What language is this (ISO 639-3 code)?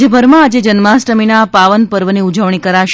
guj